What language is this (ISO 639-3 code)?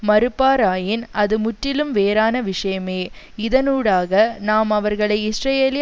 tam